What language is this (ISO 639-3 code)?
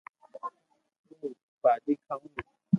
lrk